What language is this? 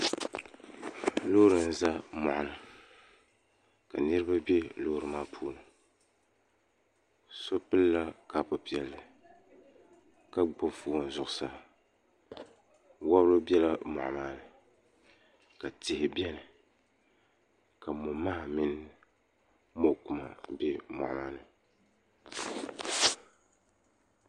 Dagbani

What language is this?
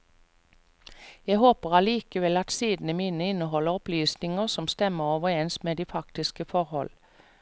Norwegian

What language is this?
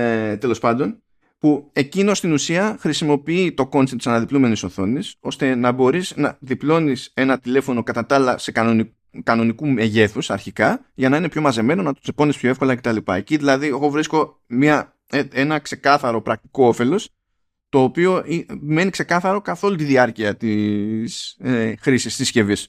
Greek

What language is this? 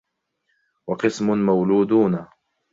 Arabic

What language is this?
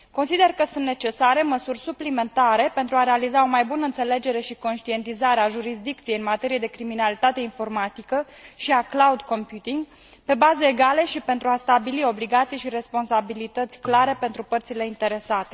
Romanian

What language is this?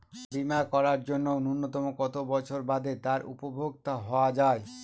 Bangla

